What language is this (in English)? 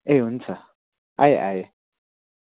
Nepali